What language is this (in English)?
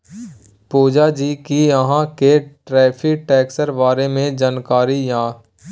Maithili